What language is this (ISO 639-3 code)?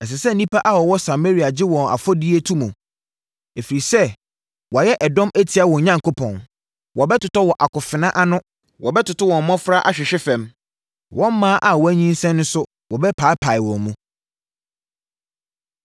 aka